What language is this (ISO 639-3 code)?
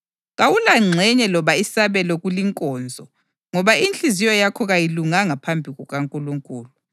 nde